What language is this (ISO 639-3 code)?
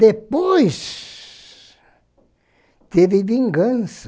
por